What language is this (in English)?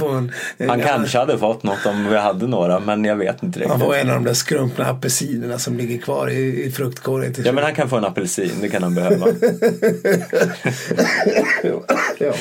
Swedish